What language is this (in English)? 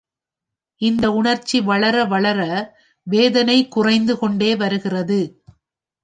Tamil